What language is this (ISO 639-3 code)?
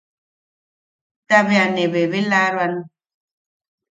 yaq